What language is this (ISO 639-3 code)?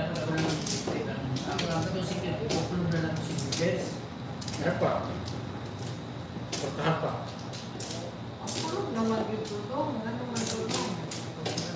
fil